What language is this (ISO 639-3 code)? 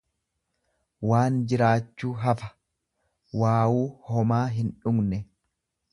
orm